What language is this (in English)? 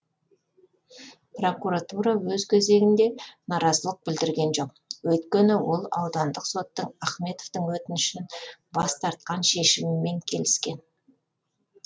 Kazakh